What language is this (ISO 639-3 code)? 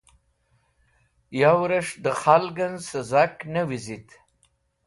wbl